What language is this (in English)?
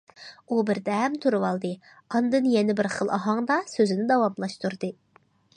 Uyghur